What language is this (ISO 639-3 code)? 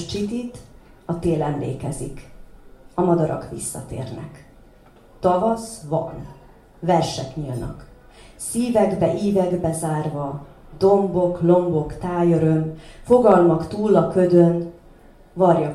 hun